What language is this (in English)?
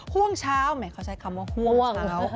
Thai